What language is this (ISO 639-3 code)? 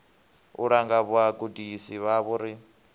ven